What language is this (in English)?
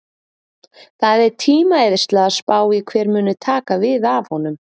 Icelandic